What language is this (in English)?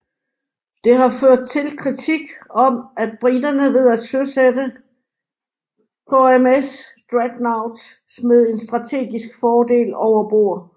Danish